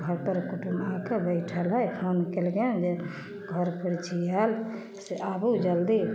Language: Maithili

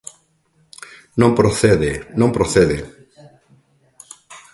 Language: Galician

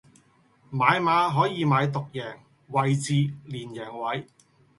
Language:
Cantonese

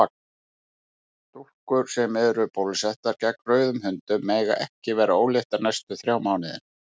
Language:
Icelandic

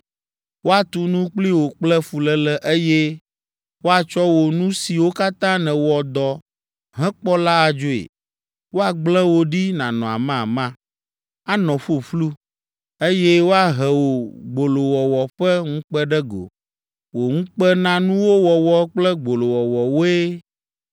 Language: Ewe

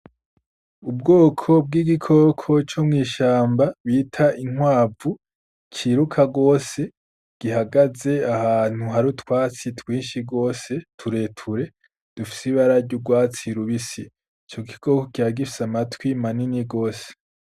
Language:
Rundi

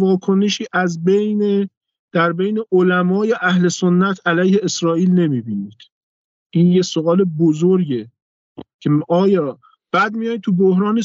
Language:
Persian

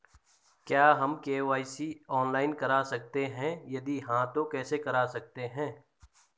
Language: Hindi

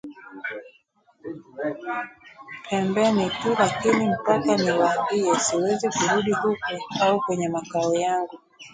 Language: Swahili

